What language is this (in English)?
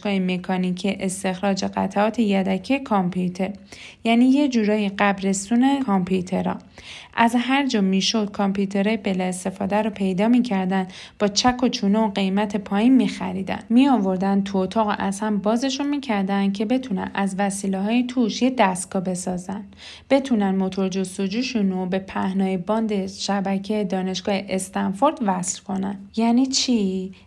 Persian